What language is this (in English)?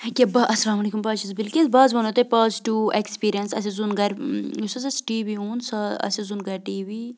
Kashmiri